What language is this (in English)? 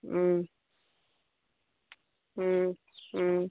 Manipuri